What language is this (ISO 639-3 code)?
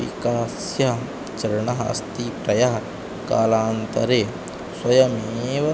san